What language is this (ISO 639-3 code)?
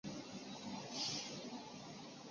zho